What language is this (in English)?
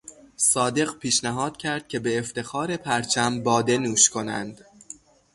Persian